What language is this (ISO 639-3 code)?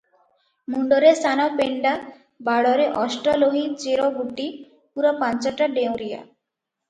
ori